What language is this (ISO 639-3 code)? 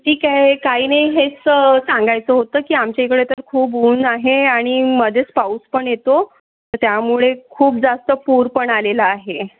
mar